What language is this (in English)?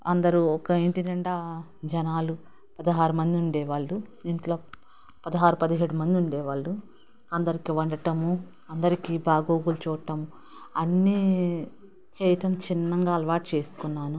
Telugu